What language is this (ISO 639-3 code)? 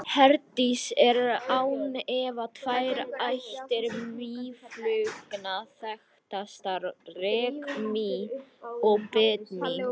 isl